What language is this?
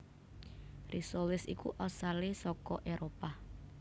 Javanese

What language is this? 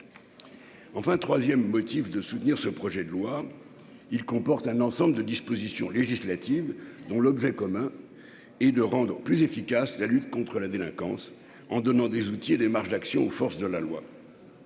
French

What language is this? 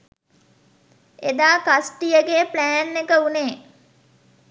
Sinhala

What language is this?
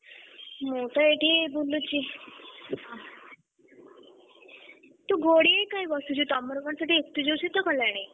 Odia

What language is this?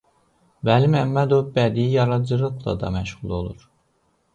Azerbaijani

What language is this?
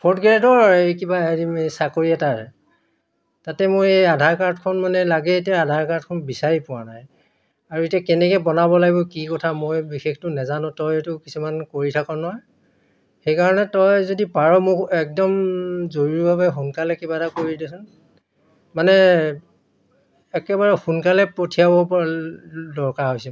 Assamese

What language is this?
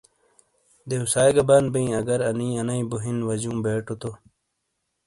Shina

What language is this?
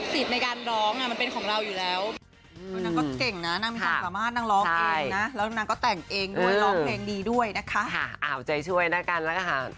Thai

